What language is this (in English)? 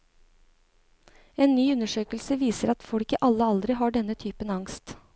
Norwegian